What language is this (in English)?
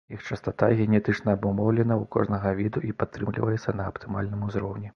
Belarusian